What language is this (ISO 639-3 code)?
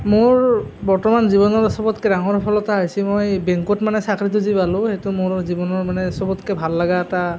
asm